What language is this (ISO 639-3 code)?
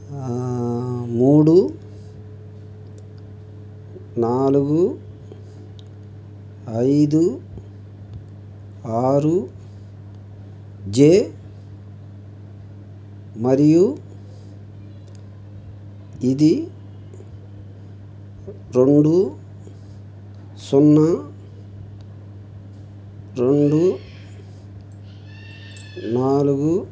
tel